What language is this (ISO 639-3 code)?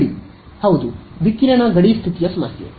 kan